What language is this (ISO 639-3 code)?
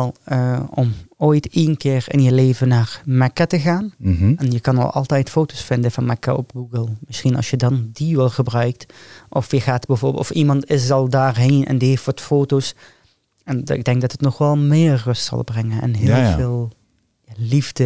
nld